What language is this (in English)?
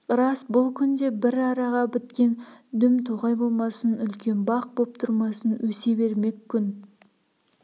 Kazakh